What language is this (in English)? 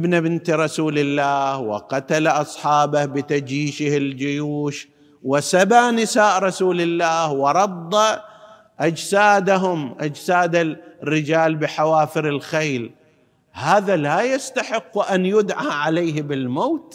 Arabic